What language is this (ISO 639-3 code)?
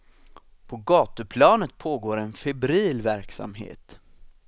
swe